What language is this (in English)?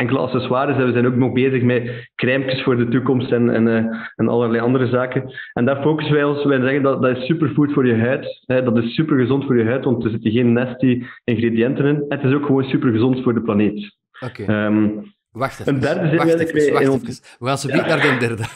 Dutch